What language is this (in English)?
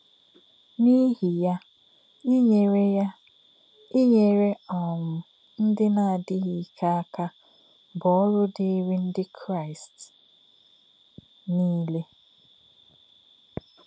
Igbo